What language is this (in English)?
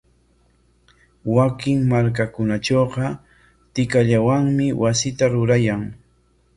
Corongo Ancash Quechua